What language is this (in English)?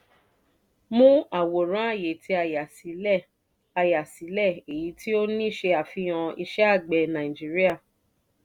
Yoruba